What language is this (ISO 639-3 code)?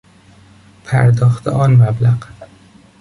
fas